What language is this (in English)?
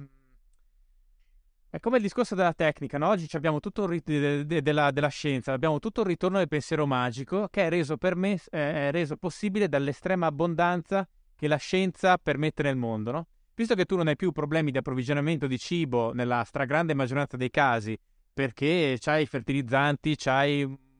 Italian